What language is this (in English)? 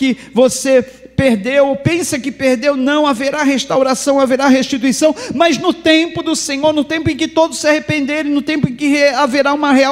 Portuguese